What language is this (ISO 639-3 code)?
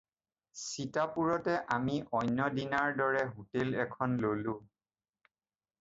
asm